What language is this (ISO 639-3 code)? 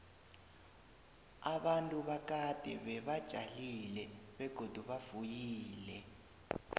nbl